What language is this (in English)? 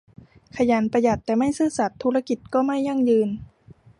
Thai